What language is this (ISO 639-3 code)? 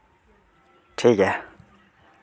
sat